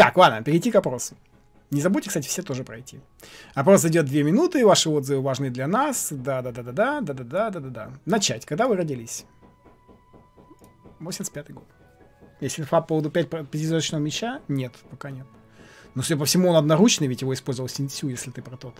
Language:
Russian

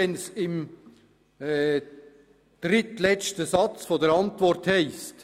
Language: Swiss German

